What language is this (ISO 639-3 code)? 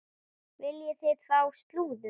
isl